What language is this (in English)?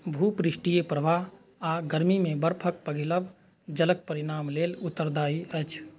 Maithili